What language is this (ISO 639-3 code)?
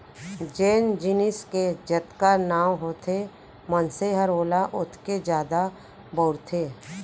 hne